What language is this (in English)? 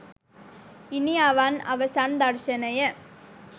Sinhala